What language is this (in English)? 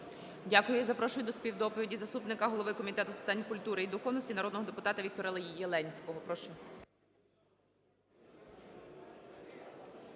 Ukrainian